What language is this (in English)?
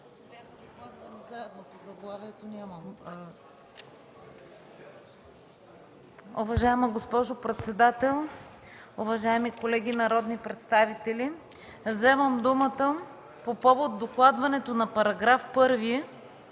Bulgarian